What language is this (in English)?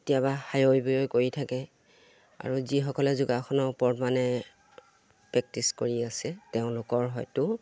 Assamese